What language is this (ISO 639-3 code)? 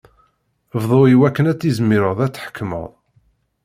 kab